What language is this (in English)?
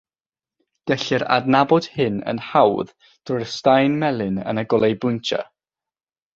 Welsh